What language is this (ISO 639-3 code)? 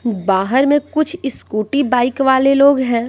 hin